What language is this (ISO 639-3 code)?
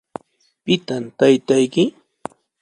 qws